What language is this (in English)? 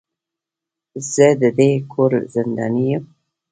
Pashto